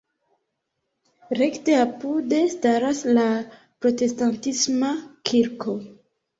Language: Esperanto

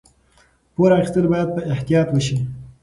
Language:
Pashto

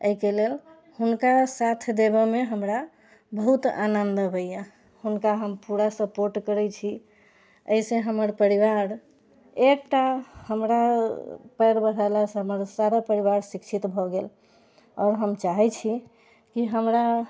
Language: Maithili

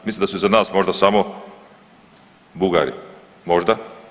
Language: Croatian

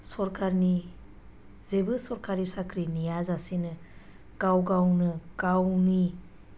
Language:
Bodo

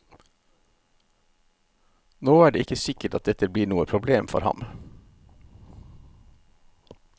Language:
Norwegian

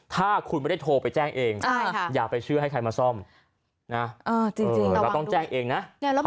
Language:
Thai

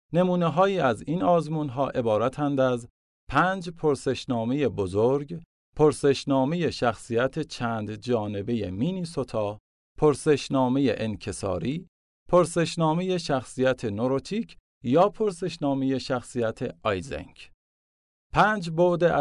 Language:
Persian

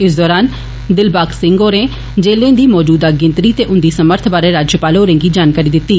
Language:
Dogri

